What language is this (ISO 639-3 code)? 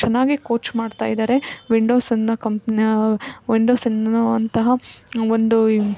kan